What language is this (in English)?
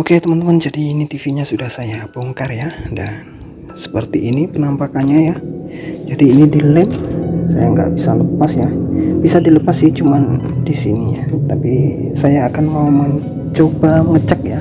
Indonesian